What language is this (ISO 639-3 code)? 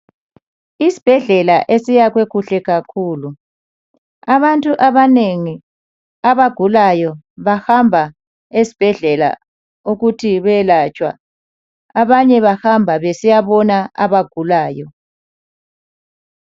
nde